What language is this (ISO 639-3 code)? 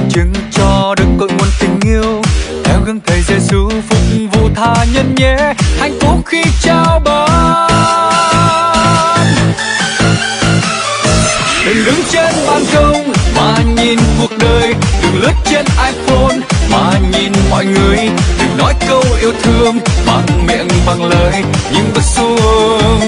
vie